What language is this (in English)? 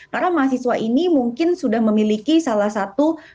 Indonesian